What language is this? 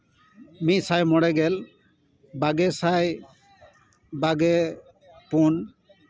Santali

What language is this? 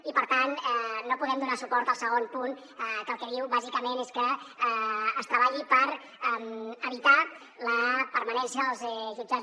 Catalan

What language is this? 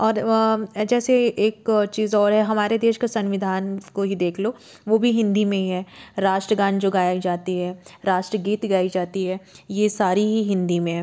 Hindi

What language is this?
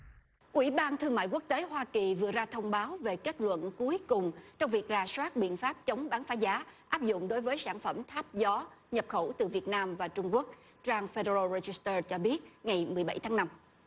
Vietnamese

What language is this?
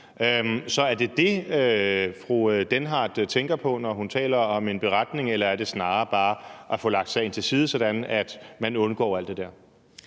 Danish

